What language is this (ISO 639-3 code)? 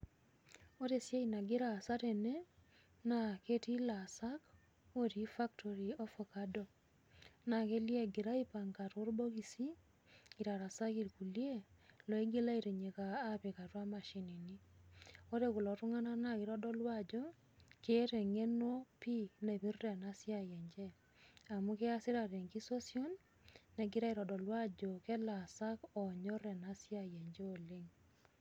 mas